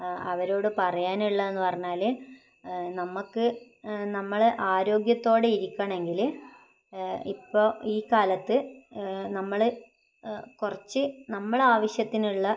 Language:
Malayalam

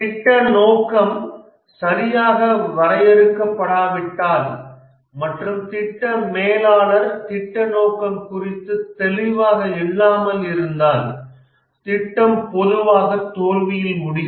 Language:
Tamil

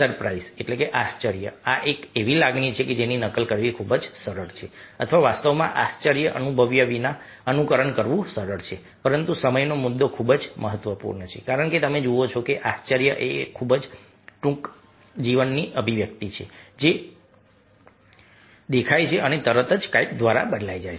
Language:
Gujarati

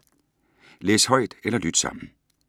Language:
Danish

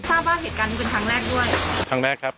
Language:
Thai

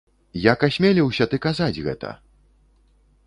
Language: Belarusian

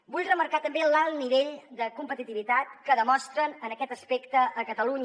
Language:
Catalan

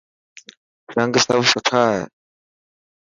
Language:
Dhatki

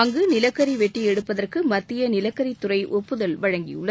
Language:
Tamil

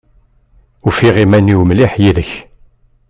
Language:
Kabyle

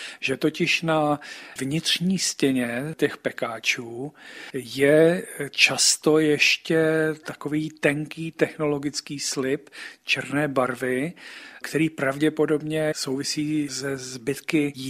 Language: Czech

